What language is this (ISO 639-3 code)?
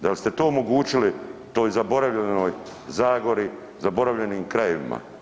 hrv